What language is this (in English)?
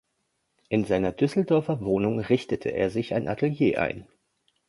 German